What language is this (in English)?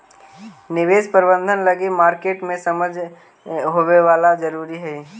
Magahi